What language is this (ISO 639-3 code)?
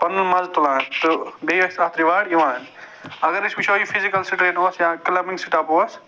kas